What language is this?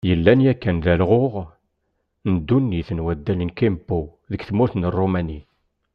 Kabyle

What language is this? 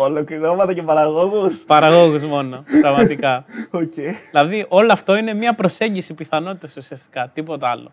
Greek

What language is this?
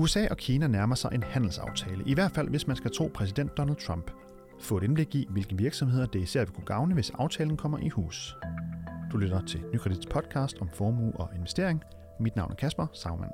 Danish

